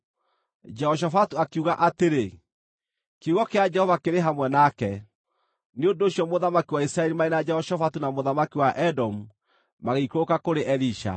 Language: Kikuyu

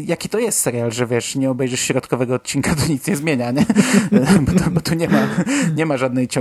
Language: Polish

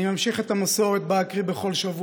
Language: Hebrew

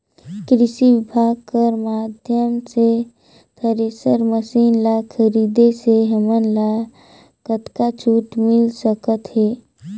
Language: Chhattisgarhi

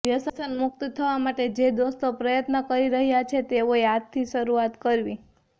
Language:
Gujarati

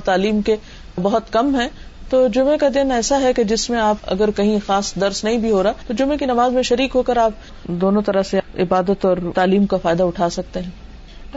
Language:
Urdu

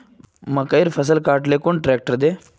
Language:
Magahi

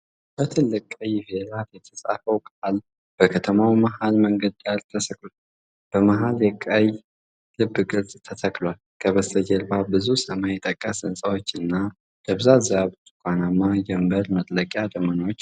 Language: Amharic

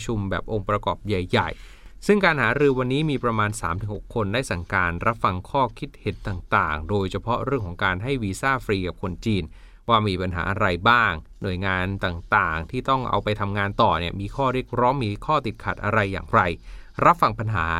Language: Thai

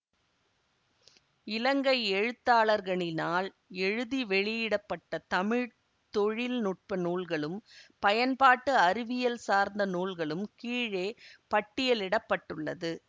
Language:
Tamil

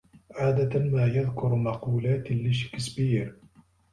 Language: Arabic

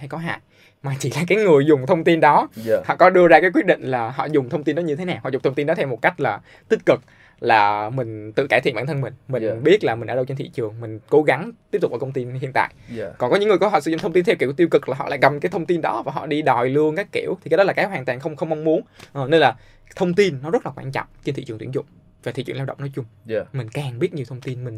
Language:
Vietnamese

